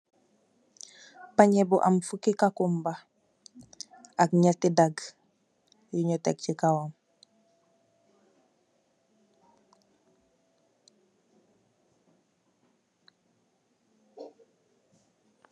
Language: Wolof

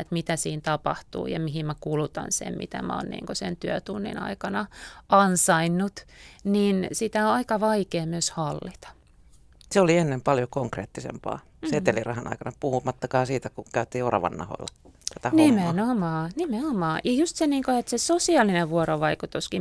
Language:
Finnish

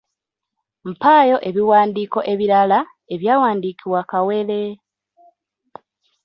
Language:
Ganda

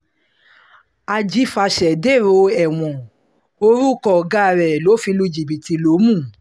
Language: Yoruba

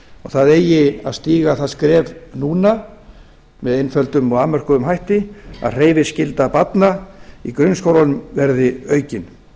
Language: Icelandic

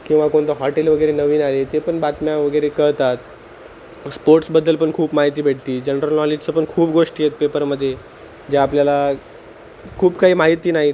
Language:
Marathi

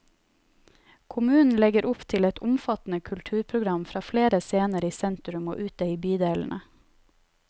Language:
Norwegian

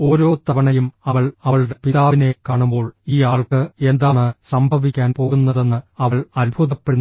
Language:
Malayalam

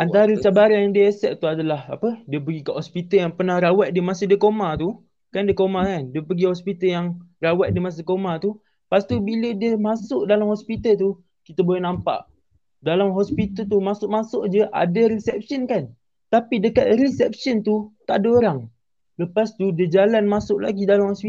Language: Malay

